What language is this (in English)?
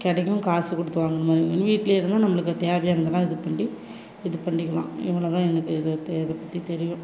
Tamil